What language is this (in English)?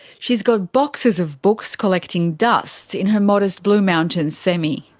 English